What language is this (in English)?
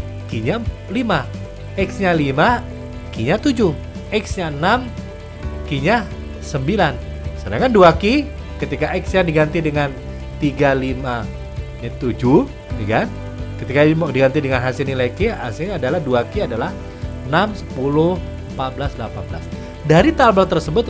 Indonesian